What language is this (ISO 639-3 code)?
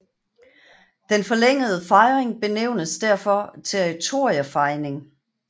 dan